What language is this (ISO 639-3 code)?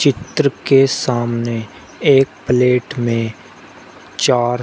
hin